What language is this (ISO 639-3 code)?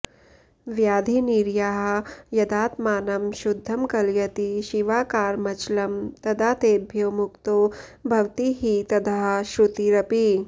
san